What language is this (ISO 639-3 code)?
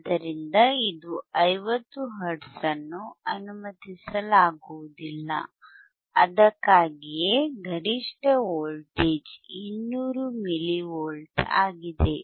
kan